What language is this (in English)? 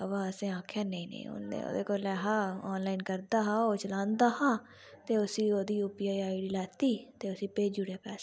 Dogri